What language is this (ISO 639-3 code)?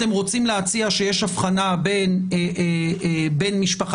heb